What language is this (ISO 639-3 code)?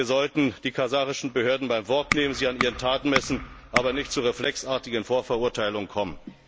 deu